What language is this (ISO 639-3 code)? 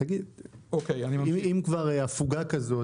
heb